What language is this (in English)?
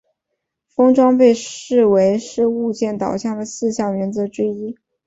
Chinese